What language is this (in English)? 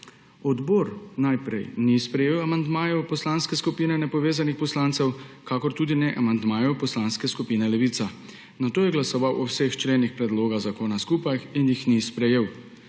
Slovenian